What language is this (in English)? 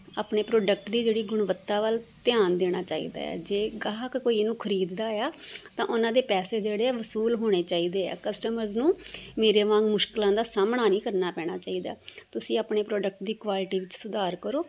Punjabi